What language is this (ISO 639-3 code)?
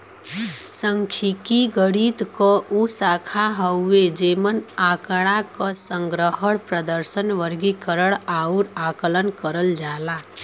bho